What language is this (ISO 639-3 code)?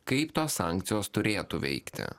lit